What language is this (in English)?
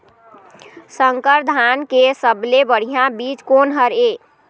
Chhattisgarhi